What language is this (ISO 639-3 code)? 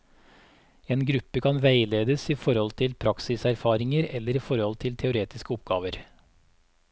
nor